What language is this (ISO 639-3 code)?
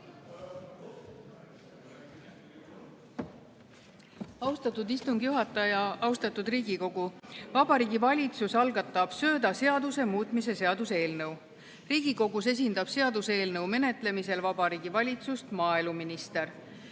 est